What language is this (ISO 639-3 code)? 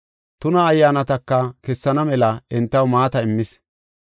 gof